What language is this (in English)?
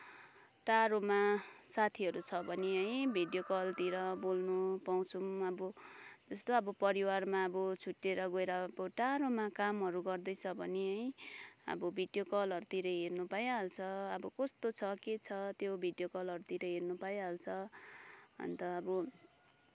Nepali